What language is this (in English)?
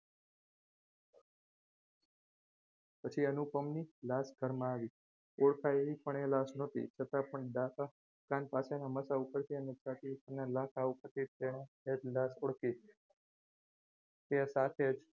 Gujarati